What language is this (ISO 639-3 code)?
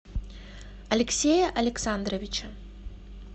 rus